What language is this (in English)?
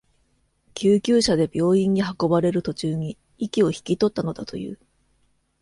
Japanese